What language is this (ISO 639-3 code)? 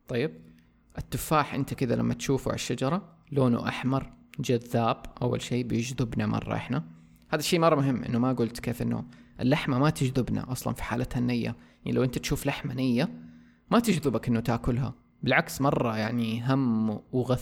ara